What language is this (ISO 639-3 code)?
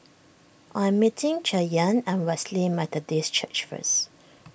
eng